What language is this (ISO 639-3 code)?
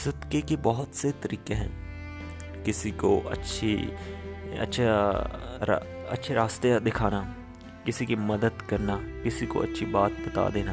urd